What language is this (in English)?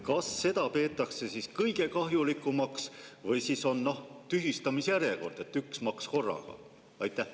Estonian